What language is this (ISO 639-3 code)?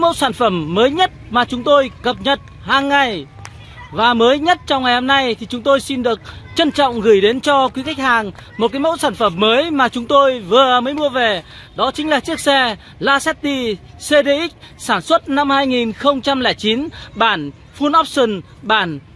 vie